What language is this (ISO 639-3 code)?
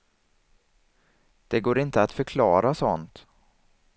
swe